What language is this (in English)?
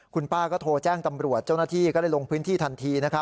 Thai